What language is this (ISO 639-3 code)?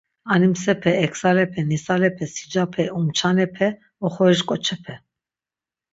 lzz